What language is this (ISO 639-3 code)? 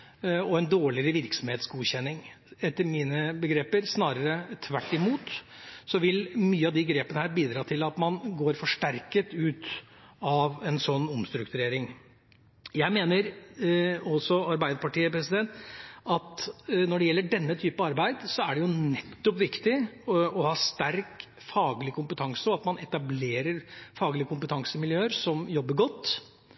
nob